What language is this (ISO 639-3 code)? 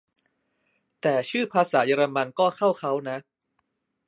tha